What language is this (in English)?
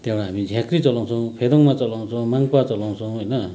Nepali